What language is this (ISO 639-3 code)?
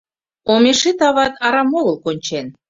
chm